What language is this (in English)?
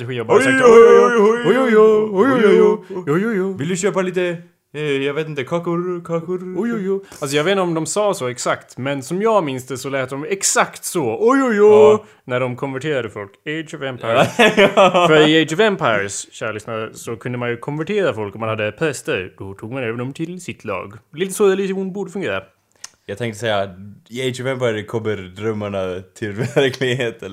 Swedish